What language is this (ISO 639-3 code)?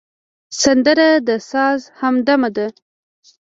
pus